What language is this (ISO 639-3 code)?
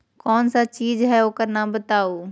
mag